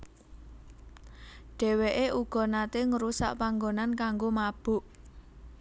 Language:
Javanese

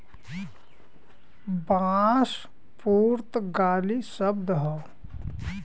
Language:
Bhojpuri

